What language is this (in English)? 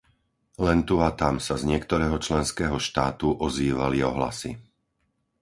Slovak